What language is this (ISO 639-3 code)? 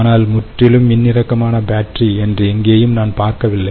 tam